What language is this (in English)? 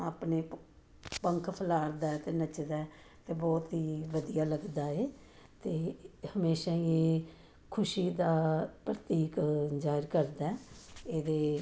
Punjabi